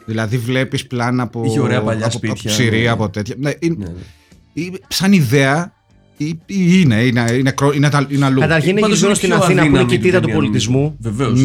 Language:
Greek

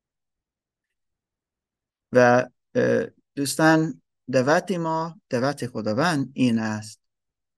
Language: Persian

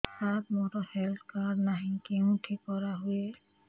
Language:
Odia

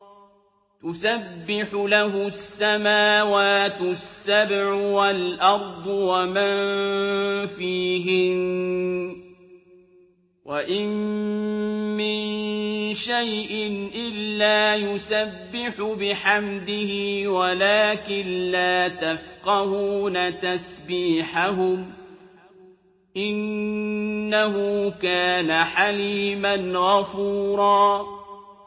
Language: Arabic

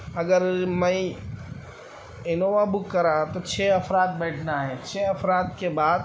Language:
Urdu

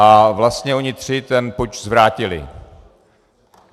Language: Czech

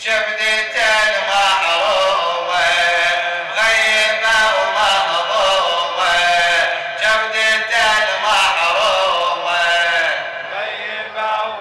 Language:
Arabic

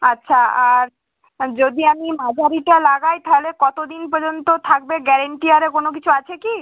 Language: Bangla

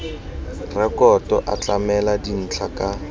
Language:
Tswana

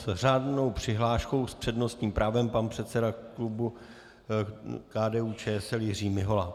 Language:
Czech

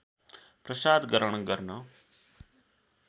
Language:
Nepali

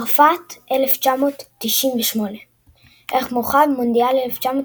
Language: Hebrew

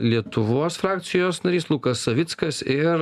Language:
Lithuanian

